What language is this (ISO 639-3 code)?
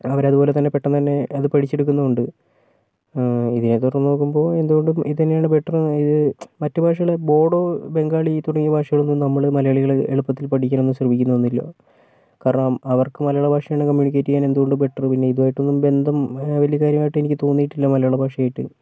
mal